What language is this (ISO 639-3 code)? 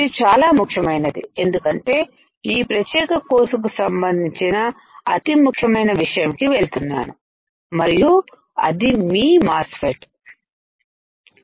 tel